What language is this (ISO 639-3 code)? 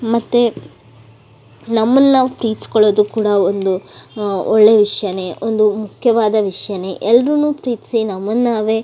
kan